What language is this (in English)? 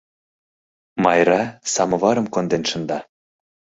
Mari